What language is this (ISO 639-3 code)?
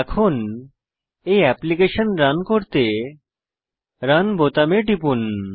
ben